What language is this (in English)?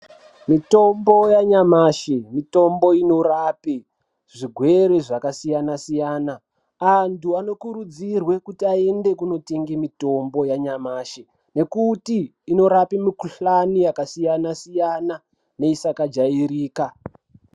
Ndau